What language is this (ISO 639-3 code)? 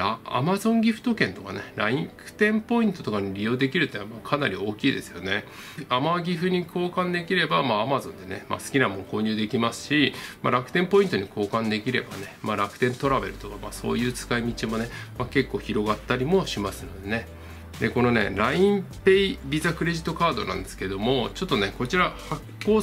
jpn